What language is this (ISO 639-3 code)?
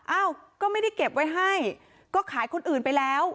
tha